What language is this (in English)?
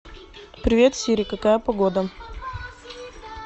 Russian